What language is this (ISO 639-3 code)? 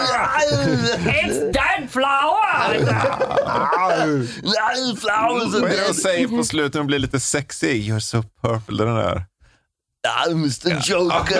swe